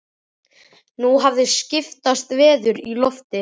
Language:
Icelandic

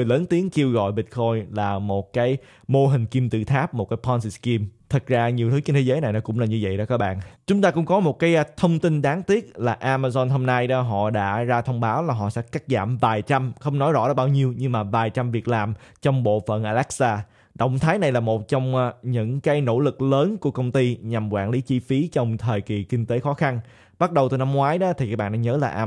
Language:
Vietnamese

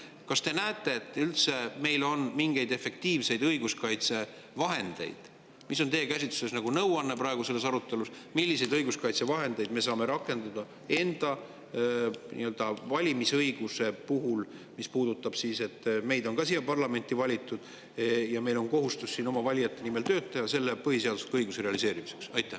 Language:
Estonian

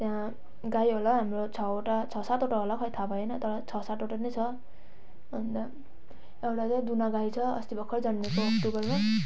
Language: Nepali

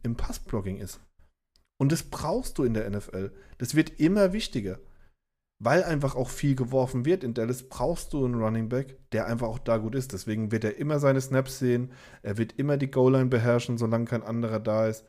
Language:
German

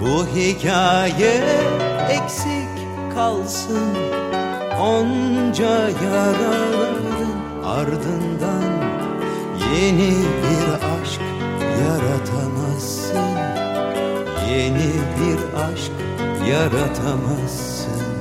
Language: Turkish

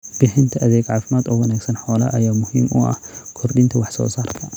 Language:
Somali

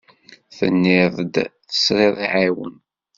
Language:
Kabyle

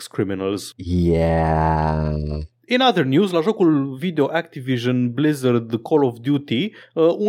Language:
Romanian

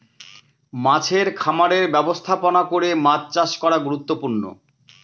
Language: Bangla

